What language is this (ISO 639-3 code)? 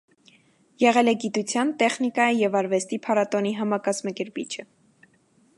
hye